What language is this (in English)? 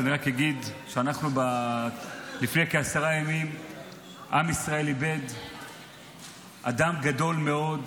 Hebrew